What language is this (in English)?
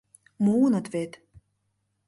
Mari